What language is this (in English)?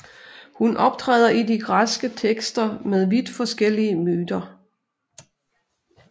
Danish